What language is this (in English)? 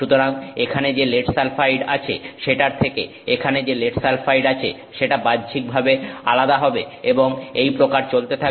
Bangla